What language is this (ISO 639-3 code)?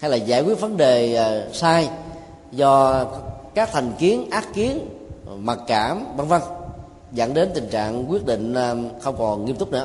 vie